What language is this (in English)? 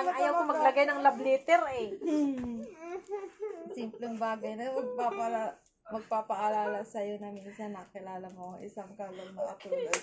Filipino